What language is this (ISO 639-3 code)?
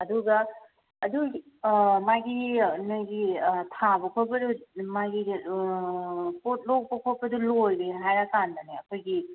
mni